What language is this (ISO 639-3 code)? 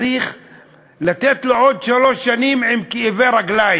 heb